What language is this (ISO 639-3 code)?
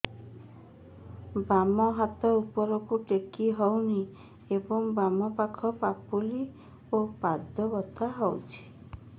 ori